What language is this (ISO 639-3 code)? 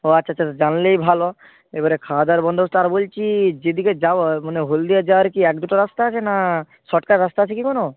ben